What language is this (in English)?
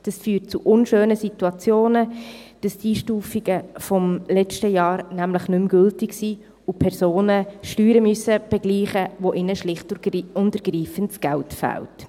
Swiss German